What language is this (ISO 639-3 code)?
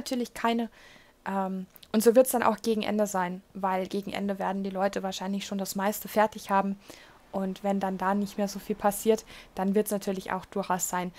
deu